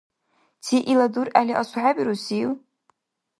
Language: Dargwa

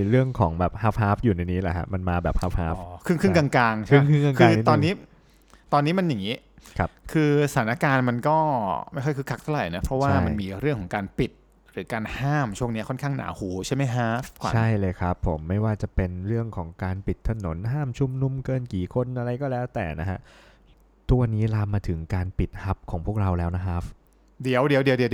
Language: Thai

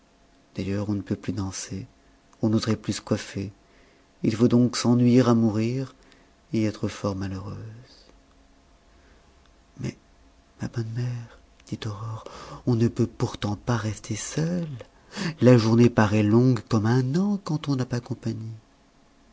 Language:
French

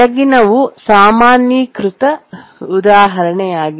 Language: Kannada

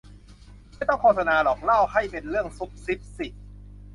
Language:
Thai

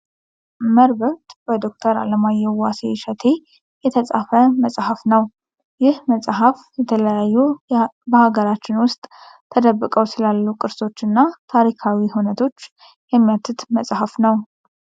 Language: Amharic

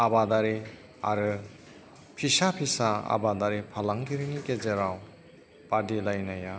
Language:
Bodo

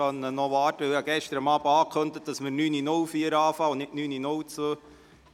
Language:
Swiss German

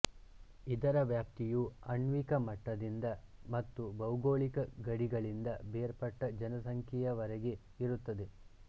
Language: Kannada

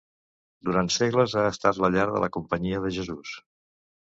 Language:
Catalan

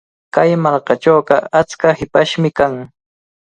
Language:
Cajatambo North Lima Quechua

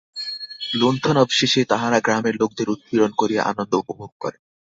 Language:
Bangla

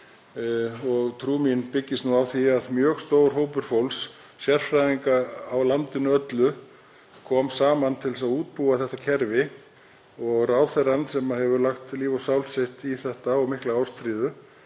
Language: Icelandic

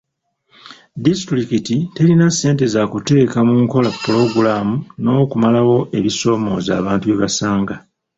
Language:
Ganda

